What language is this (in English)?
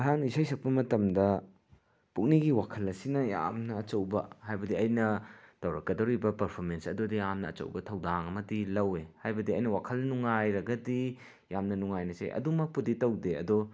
Manipuri